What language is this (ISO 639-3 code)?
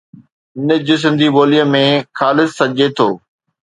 snd